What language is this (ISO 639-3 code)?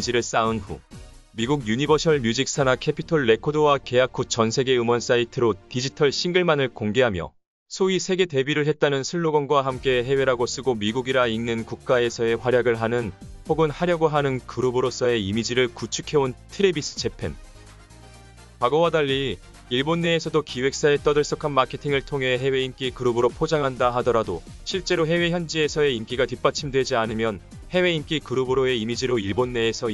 kor